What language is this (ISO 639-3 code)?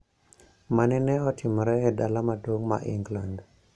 luo